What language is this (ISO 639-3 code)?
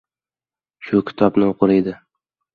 uzb